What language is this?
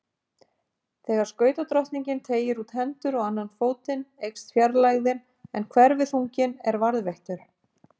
Icelandic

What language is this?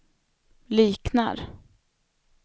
Swedish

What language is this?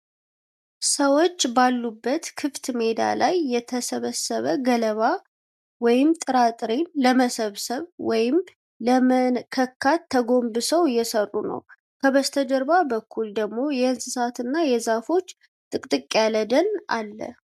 Amharic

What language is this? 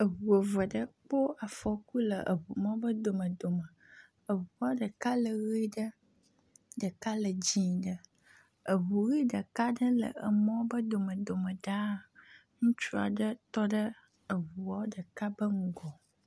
Ewe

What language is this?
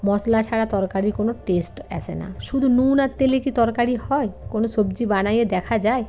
Bangla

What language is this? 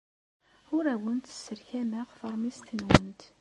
Kabyle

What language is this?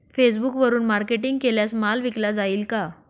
Marathi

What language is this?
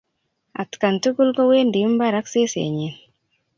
Kalenjin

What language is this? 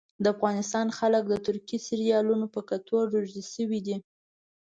Pashto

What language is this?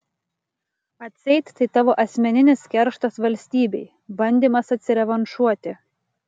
Lithuanian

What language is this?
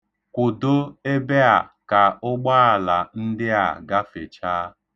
Igbo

